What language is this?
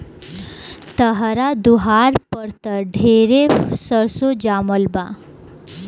Bhojpuri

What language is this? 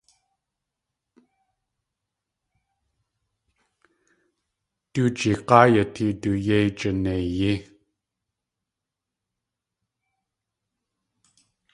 Tlingit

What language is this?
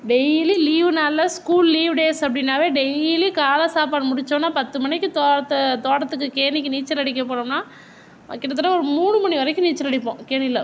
Tamil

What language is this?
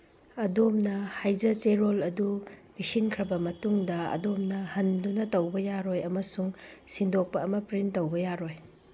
Manipuri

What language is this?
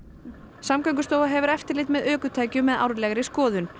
Icelandic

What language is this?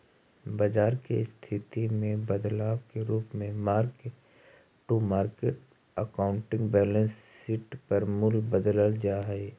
Magahi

